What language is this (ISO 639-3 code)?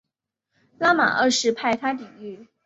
zho